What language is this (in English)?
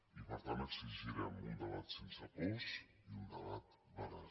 Catalan